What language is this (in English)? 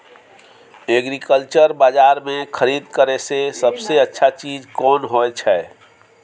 Maithili